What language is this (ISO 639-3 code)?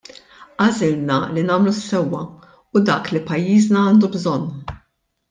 mlt